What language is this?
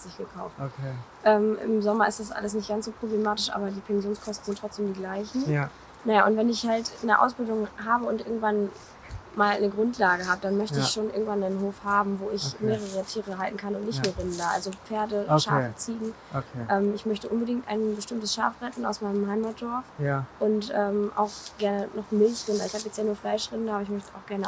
German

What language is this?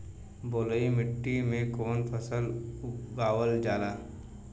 Bhojpuri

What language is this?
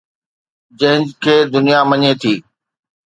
Sindhi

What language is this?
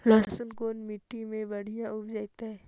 Magahi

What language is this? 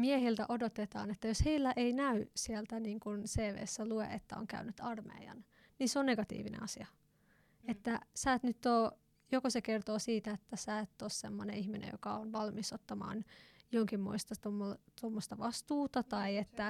Finnish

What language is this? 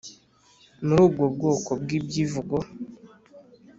Kinyarwanda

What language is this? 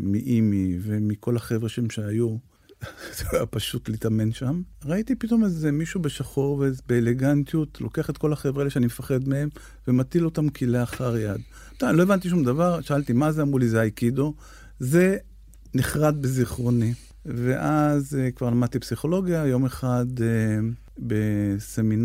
Hebrew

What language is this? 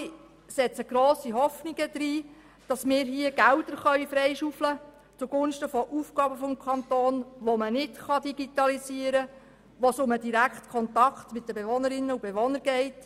Swiss German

